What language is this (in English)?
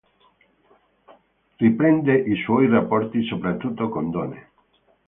Italian